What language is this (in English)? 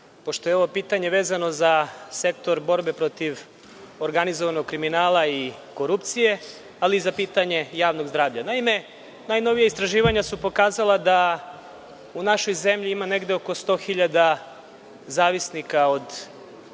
Serbian